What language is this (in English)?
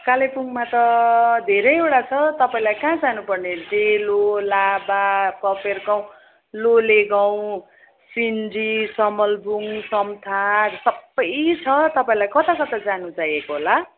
Nepali